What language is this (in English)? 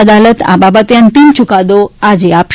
Gujarati